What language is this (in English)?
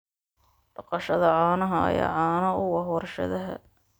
Somali